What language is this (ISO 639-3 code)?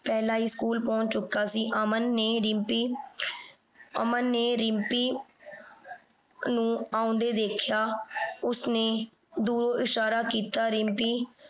pan